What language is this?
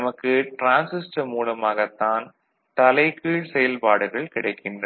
Tamil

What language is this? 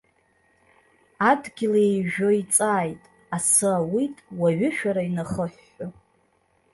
Abkhazian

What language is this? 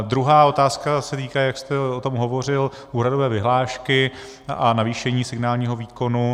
Czech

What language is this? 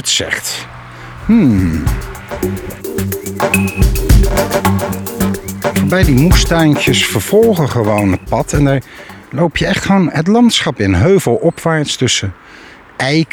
Dutch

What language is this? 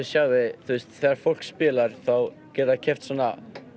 Icelandic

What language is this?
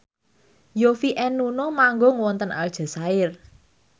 Javanese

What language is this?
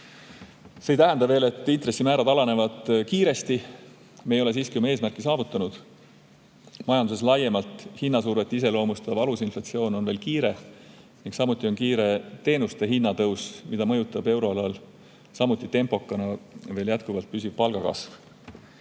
Estonian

